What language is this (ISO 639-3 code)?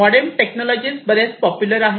mar